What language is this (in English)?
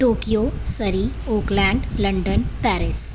Punjabi